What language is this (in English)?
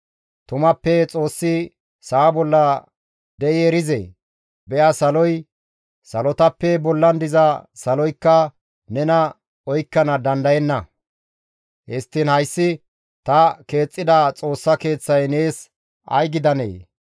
Gamo